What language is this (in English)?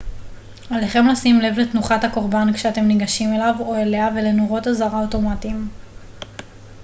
Hebrew